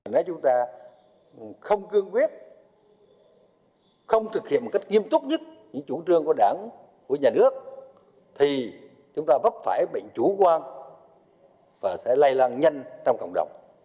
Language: Vietnamese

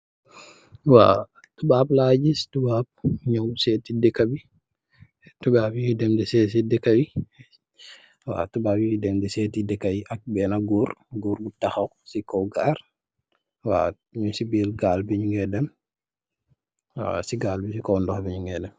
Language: Wolof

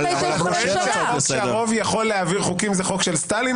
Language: Hebrew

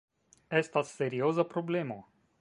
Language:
Esperanto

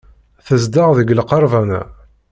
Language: Kabyle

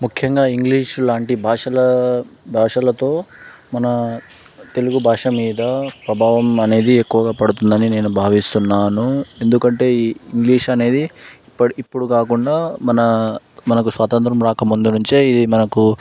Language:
Telugu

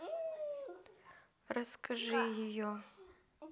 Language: Russian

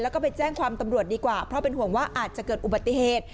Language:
Thai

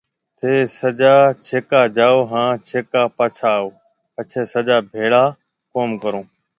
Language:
Marwari (Pakistan)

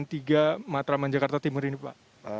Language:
Indonesian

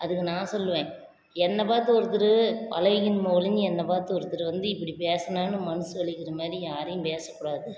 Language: Tamil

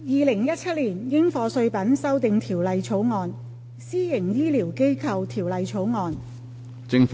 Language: Cantonese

